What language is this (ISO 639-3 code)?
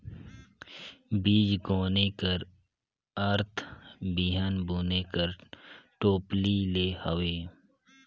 hne